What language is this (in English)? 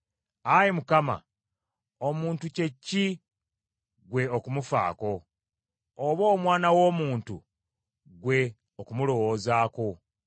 Ganda